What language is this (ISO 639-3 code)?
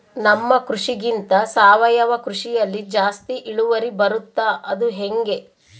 kan